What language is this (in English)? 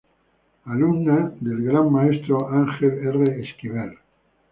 Spanish